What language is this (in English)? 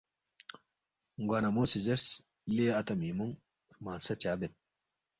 Balti